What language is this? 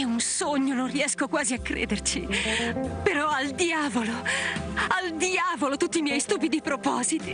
Italian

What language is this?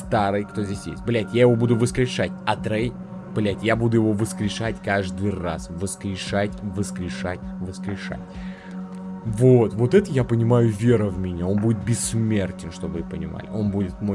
Russian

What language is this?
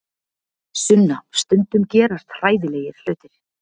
Icelandic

